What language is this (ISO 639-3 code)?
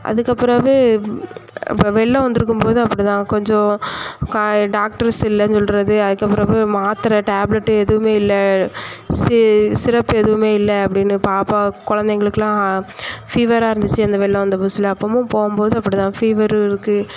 tam